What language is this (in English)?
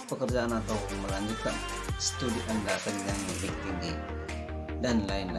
Indonesian